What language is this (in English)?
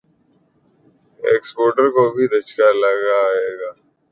Urdu